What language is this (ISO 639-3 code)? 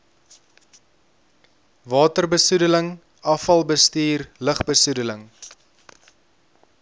afr